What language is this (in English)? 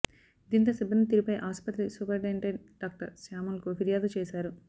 Telugu